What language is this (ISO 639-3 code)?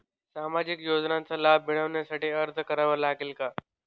mar